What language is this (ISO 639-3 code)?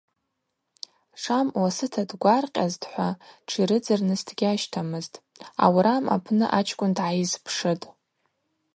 abq